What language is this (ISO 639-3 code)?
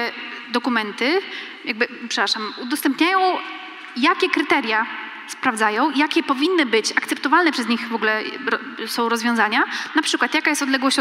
pol